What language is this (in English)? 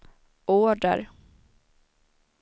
Swedish